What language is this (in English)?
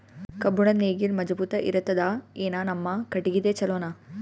Kannada